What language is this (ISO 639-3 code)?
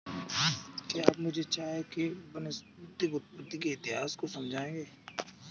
hin